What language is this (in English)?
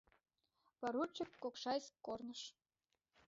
Mari